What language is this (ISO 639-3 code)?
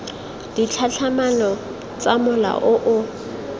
tsn